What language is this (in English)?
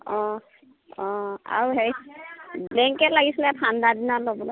Assamese